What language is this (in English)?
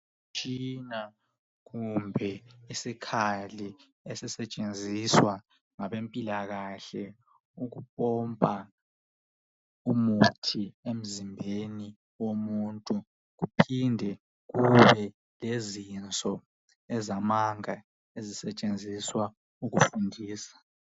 North Ndebele